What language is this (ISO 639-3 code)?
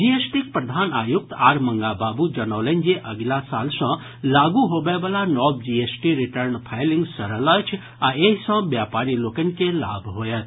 mai